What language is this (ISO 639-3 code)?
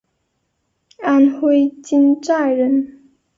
zho